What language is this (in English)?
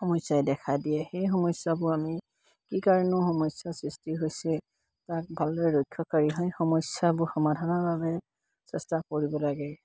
Assamese